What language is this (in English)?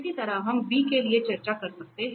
Hindi